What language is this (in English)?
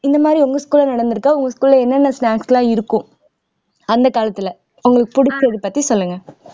Tamil